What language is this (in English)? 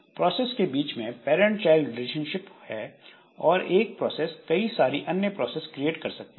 Hindi